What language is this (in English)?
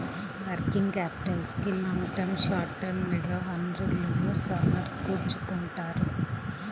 Telugu